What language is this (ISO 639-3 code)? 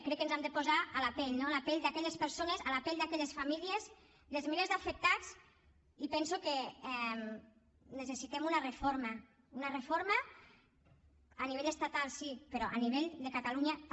cat